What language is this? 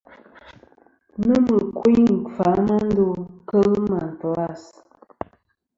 Kom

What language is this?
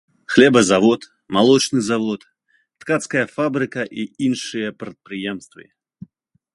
Belarusian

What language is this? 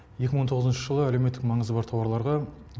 Kazakh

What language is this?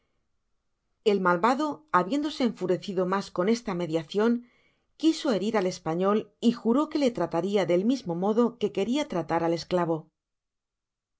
Spanish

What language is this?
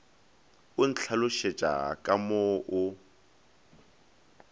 Northern Sotho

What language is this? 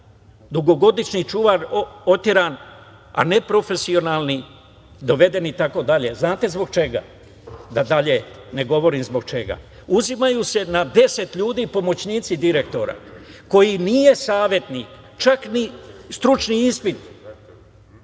Serbian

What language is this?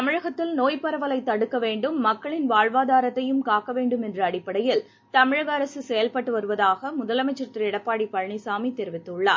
Tamil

